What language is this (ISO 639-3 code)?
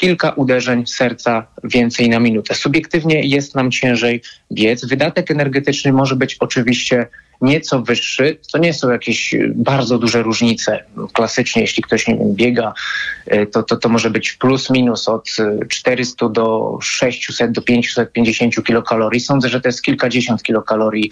pol